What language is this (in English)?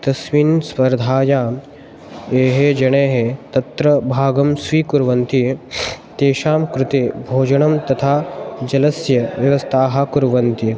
Sanskrit